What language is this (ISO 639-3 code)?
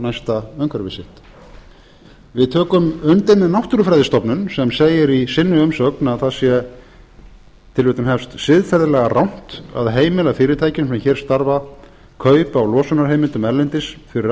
isl